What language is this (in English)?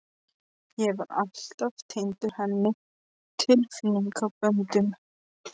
Icelandic